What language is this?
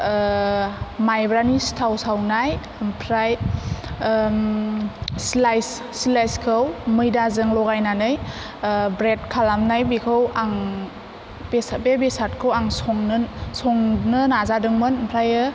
Bodo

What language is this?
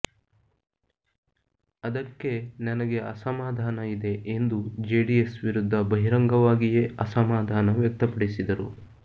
Kannada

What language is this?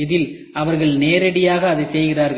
Tamil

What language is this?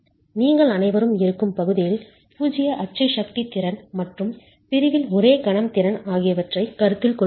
Tamil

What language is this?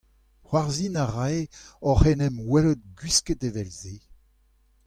Breton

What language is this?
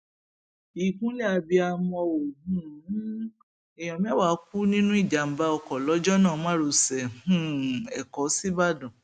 Yoruba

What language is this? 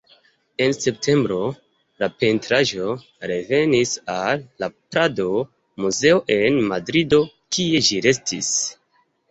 Esperanto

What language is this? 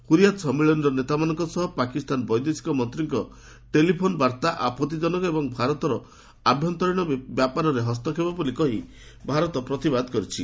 Odia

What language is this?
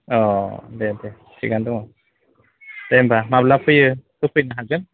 Bodo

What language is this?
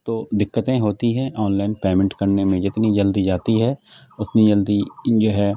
Urdu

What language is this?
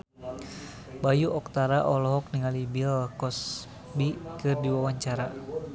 Sundanese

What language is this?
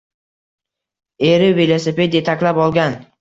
Uzbek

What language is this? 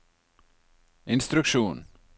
Norwegian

